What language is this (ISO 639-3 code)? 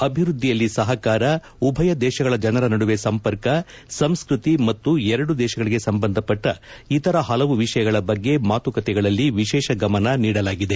kan